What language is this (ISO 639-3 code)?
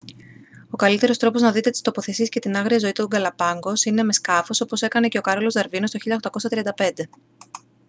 ell